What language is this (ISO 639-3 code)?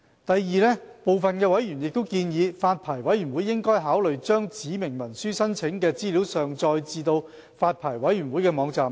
yue